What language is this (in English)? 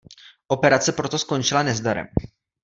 Czech